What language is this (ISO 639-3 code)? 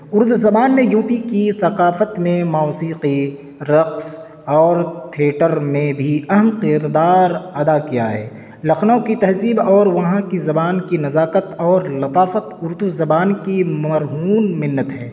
urd